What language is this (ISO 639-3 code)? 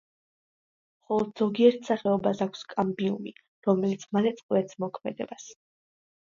kat